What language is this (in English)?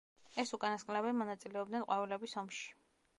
Georgian